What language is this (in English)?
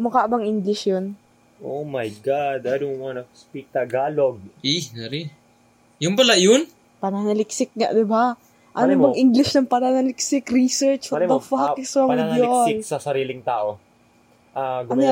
Filipino